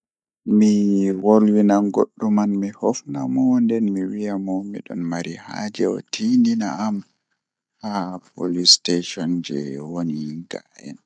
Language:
Fula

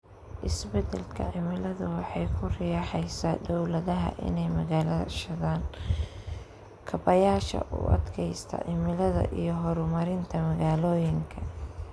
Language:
Somali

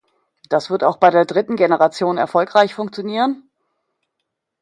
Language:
German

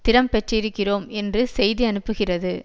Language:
Tamil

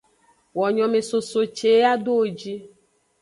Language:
Aja (Benin)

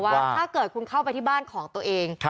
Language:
Thai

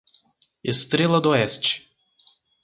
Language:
Portuguese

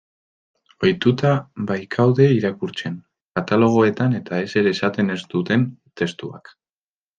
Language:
Basque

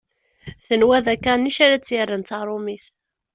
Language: Kabyle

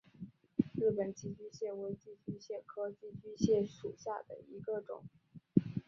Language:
Chinese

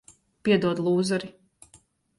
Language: Latvian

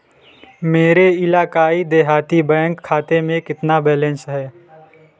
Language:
Hindi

